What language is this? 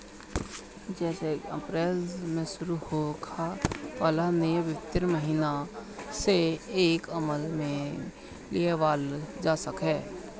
Bhojpuri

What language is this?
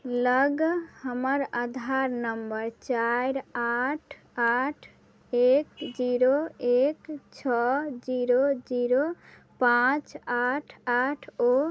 Maithili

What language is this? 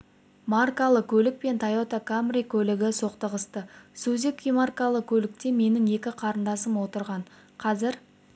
Kazakh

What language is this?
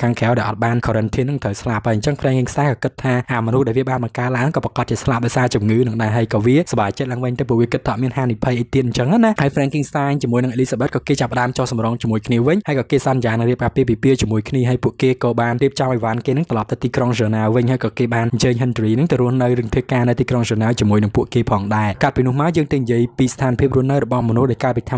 Thai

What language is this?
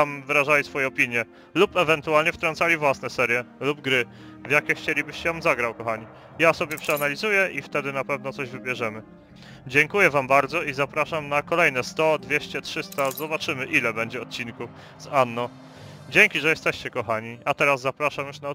Polish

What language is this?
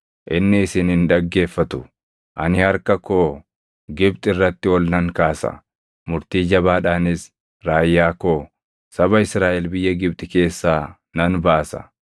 Oromo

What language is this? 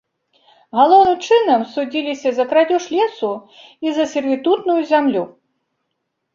Belarusian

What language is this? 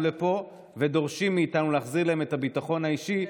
Hebrew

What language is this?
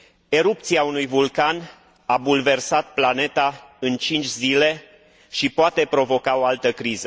Romanian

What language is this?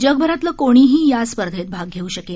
Marathi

